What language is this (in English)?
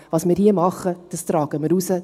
Swiss German